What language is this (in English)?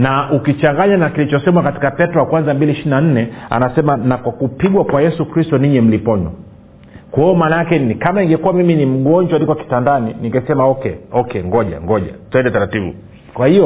Swahili